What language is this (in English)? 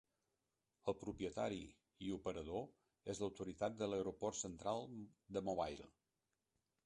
Catalan